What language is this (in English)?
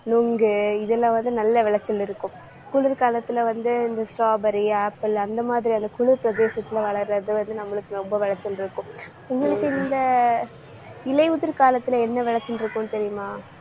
Tamil